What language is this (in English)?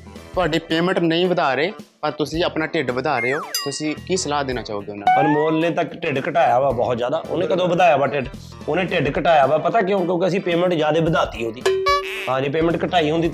Punjabi